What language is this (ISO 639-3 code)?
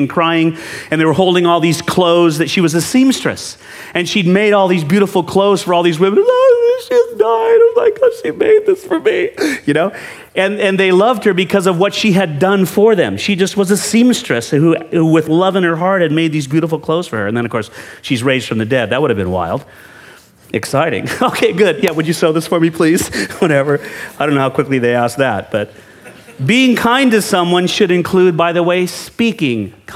eng